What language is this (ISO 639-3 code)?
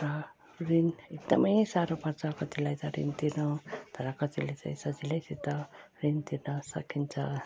nep